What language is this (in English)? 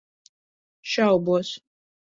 Latvian